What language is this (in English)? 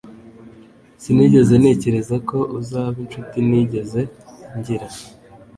Kinyarwanda